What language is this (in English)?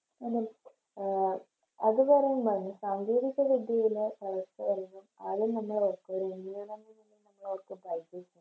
Malayalam